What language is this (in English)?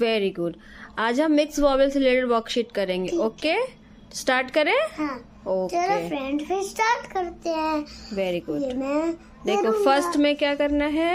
Hindi